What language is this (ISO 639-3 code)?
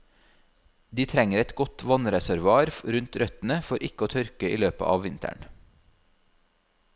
nor